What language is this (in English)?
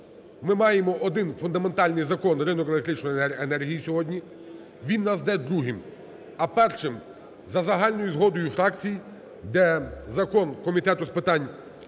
Ukrainian